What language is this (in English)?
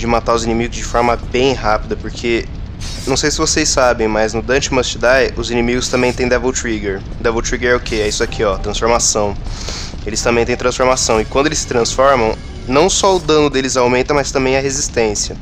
Portuguese